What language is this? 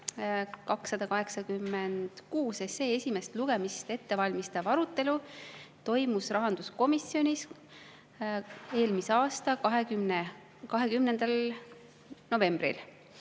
Estonian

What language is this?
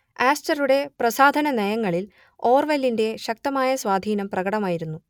Malayalam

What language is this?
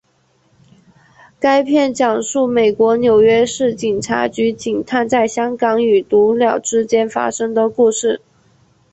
Chinese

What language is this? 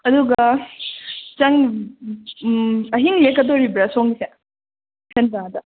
Manipuri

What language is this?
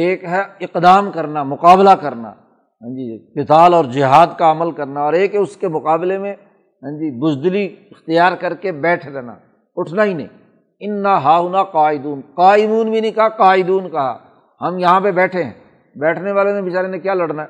Urdu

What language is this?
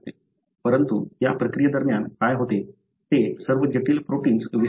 Marathi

